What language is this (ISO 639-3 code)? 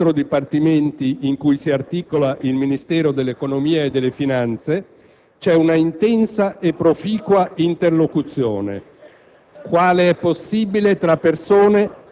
ita